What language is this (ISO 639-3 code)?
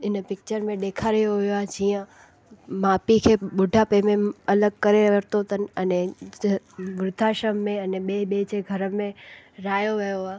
snd